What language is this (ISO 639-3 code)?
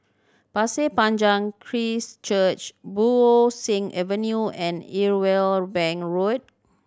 eng